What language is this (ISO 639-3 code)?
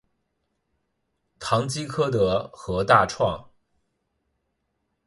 zho